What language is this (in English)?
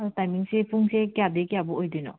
Manipuri